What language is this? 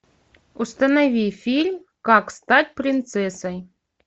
Russian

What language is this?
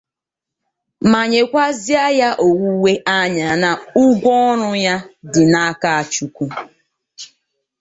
Igbo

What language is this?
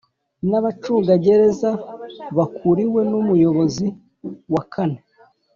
Kinyarwanda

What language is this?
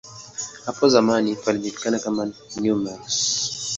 Swahili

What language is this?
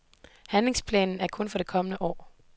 Danish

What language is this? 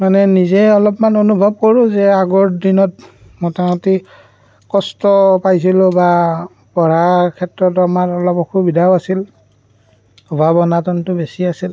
Assamese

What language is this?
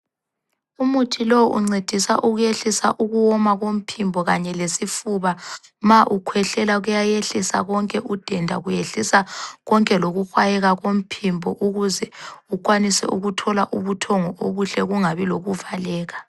North Ndebele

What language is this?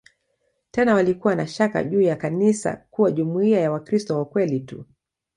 Swahili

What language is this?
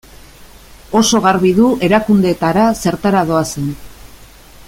Basque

